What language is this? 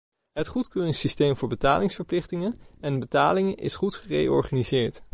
Dutch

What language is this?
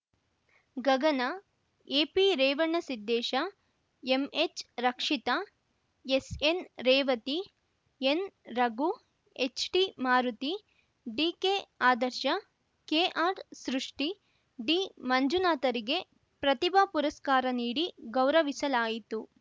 Kannada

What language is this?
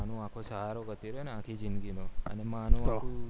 Gujarati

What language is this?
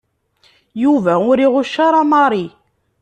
Kabyle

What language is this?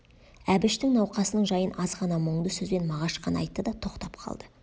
Kazakh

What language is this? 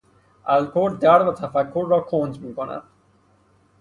Persian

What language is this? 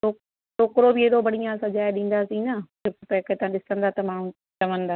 Sindhi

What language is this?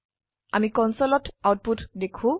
Assamese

